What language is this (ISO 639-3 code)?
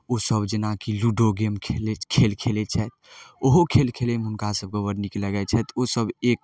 mai